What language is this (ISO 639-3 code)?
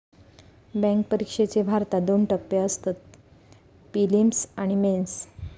mar